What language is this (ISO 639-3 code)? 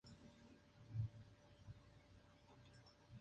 spa